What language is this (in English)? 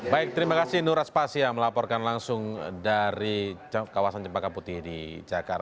Indonesian